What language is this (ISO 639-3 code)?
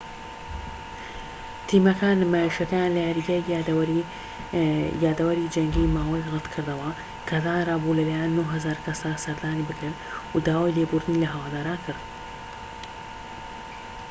ckb